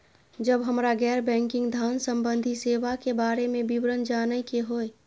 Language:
Maithili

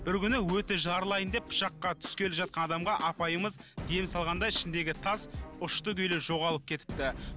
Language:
Kazakh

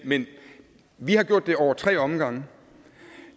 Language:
Danish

